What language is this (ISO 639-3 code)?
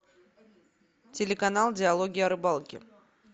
rus